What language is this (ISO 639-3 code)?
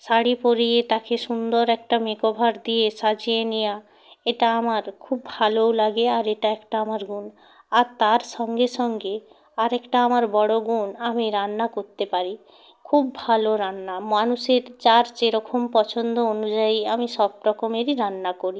ben